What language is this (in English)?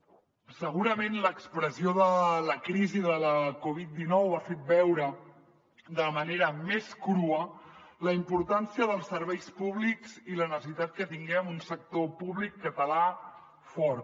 Catalan